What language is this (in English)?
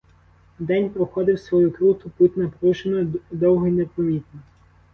Ukrainian